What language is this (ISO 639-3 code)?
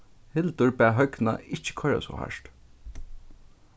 fao